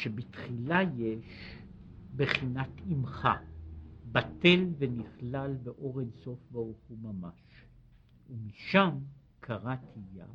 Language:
Hebrew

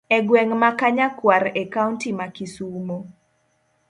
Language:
Luo (Kenya and Tanzania)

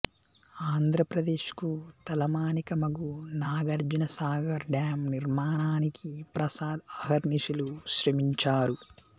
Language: Telugu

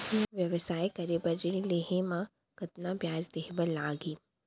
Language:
Chhattisgarhi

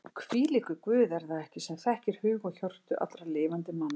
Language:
Icelandic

